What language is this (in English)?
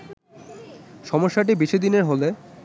Bangla